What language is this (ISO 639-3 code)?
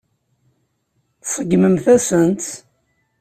kab